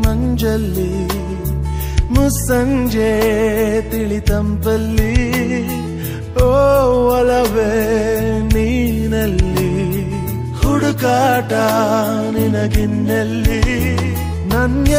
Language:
Arabic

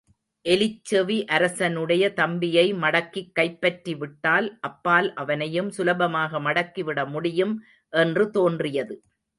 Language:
Tamil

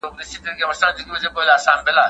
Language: Pashto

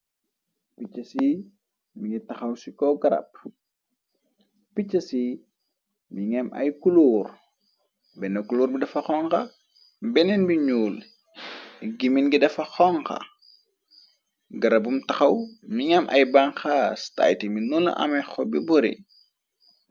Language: Wolof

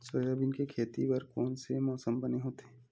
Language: Chhattisgarhi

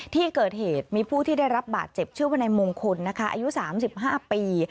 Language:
Thai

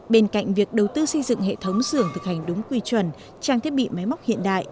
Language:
Vietnamese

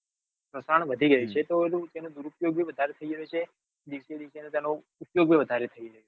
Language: Gujarati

